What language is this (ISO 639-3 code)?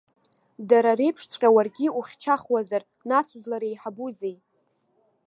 abk